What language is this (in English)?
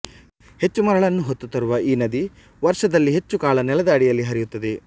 Kannada